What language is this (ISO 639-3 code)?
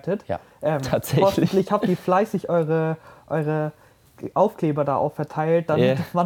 deu